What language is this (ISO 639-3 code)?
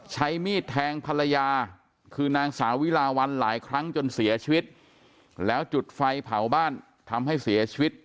tha